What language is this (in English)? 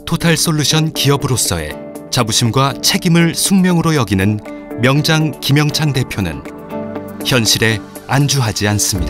Korean